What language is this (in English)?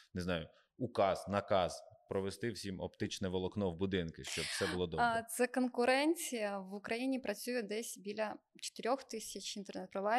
Ukrainian